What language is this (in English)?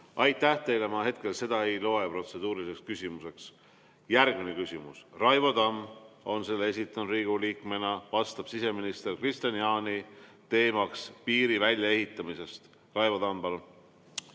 Estonian